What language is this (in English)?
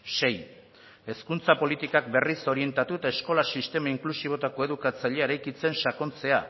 Basque